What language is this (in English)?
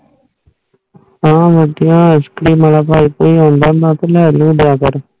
Punjabi